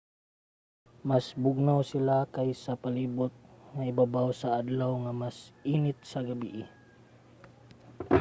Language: Cebuano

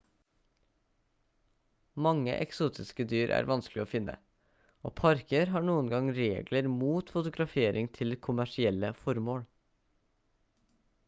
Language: Norwegian Bokmål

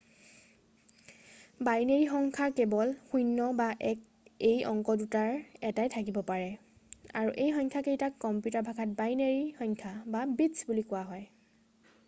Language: Assamese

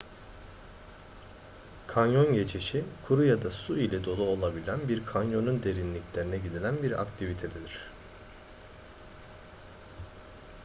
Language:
Turkish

